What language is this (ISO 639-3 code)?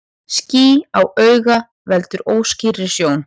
isl